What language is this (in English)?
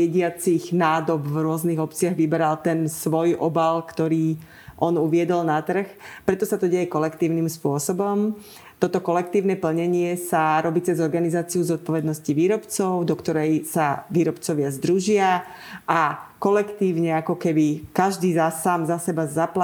Slovak